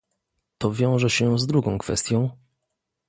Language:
Polish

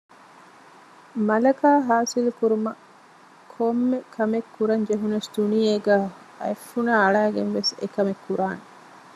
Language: Divehi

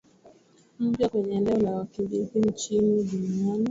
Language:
Swahili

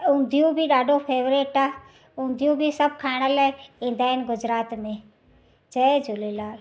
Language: Sindhi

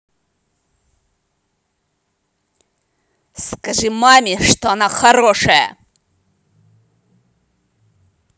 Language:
Russian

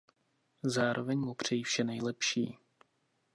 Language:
Czech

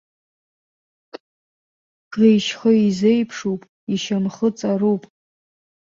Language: Abkhazian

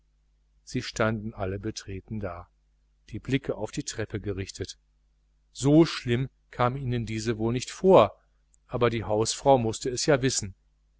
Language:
German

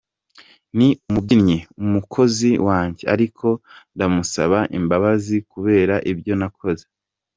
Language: Kinyarwanda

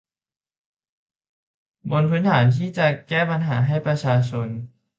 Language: Thai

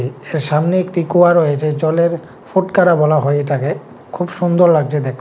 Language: Bangla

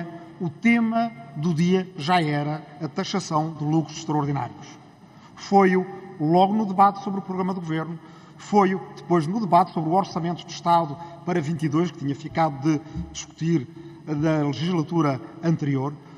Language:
Portuguese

